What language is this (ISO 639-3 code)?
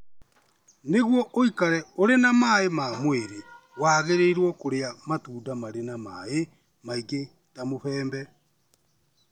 kik